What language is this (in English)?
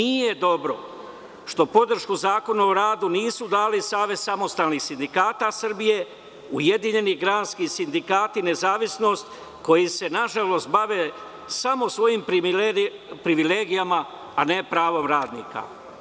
Serbian